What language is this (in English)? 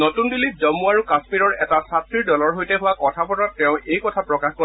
Assamese